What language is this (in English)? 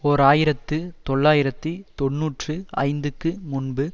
Tamil